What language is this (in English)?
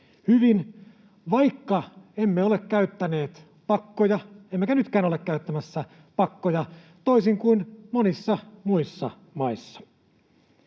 Finnish